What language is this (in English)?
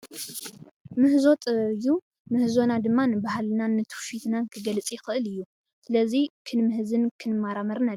Tigrinya